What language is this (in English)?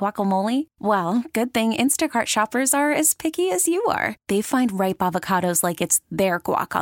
English